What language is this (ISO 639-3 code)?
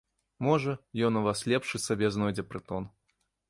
bel